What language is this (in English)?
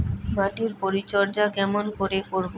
Bangla